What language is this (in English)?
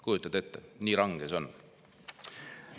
Estonian